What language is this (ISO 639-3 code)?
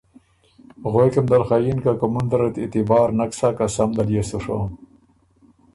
oru